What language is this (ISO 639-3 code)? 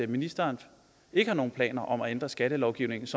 dan